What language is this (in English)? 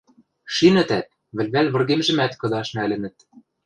Western Mari